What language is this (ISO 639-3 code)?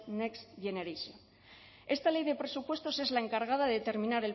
spa